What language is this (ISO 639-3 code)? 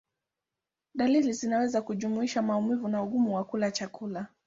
swa